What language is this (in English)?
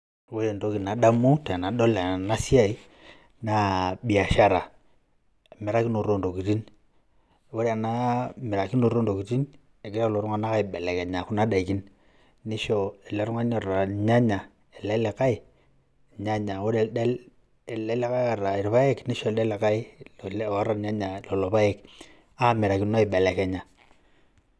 Masai